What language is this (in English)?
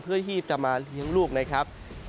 Thai